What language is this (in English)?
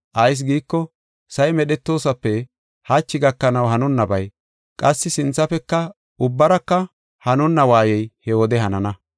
Gofa